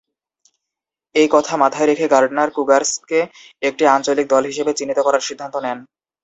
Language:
Bangla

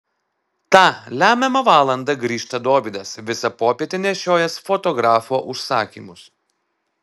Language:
Lithuanian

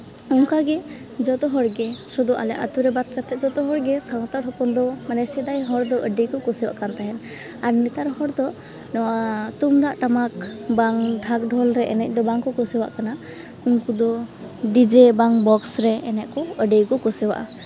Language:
Santali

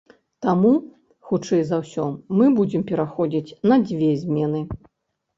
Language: Belarusian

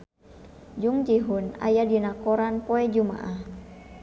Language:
Sundanese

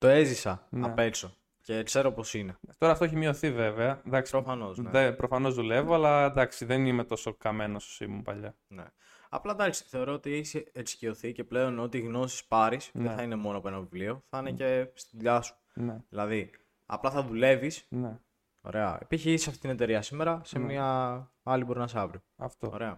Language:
Greek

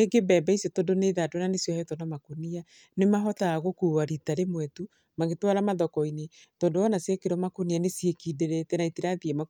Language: Kikuyu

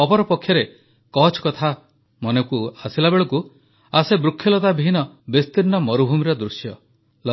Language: Odia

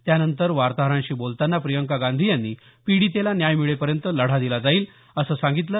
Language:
Marathi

